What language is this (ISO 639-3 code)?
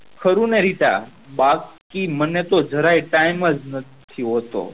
guj